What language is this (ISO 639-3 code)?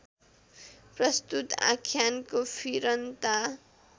nep